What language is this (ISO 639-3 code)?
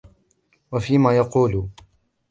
ara